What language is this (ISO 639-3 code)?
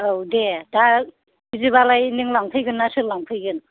brx